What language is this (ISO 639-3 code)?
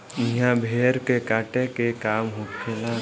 bho